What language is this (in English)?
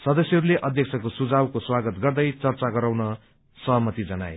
Nepali